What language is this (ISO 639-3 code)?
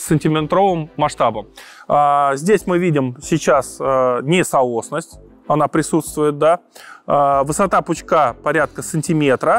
rus